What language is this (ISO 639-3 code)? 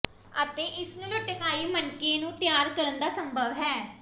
pan